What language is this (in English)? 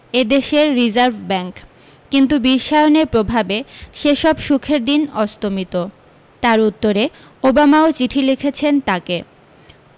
Bangla